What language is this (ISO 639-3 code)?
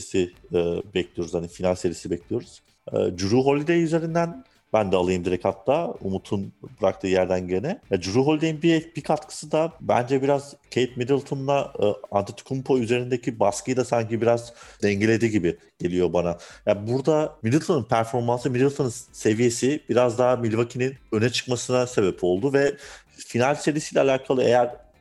tur